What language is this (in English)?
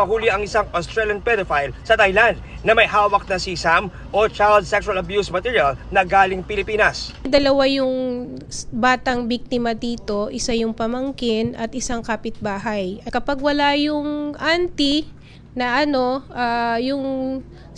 Filipino